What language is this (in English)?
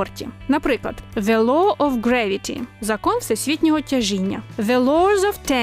Ukrainian